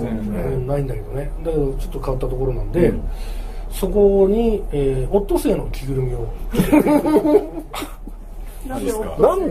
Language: Japanese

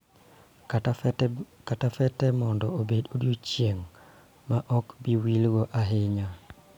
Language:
Luo (Kenya and Tanzania)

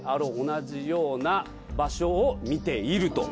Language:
Japanese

